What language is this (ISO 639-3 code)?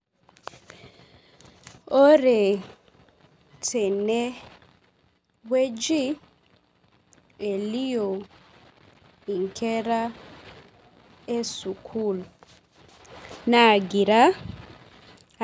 mas